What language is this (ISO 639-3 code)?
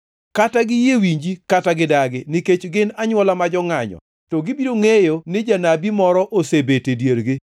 luo